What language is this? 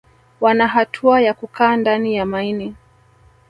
Swahili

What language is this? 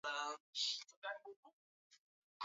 Swahili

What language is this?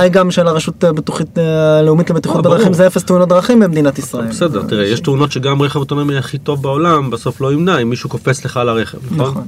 Hebrew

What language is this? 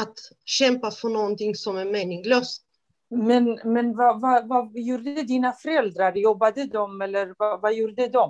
Swedish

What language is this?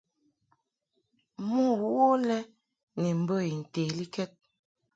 Mungaka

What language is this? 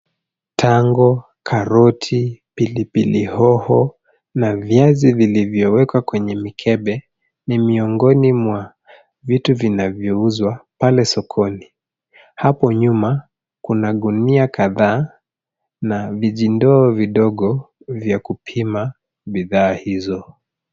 Swahili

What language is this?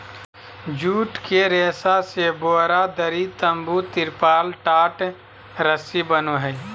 Magahi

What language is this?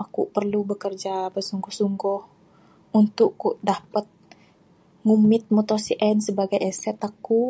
Bukar-Sadung Bidayuh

